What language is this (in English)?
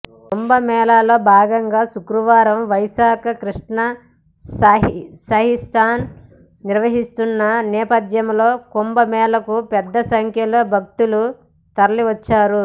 Telugu